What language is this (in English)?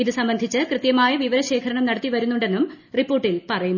Malayalam